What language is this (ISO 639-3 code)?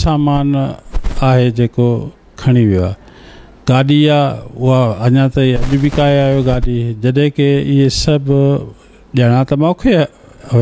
hin